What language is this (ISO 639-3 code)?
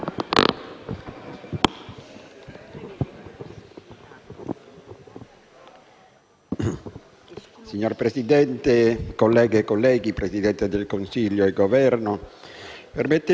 ita